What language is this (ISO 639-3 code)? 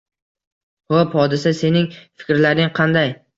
uzb